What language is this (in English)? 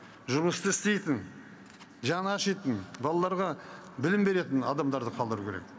Kazakh